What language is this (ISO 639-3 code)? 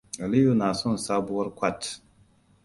hau